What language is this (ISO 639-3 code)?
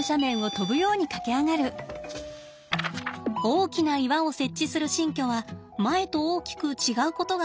jpn